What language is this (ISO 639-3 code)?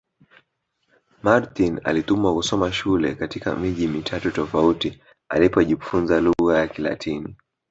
swa